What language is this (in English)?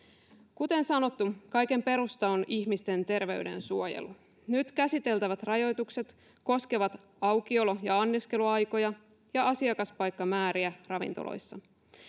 Finnish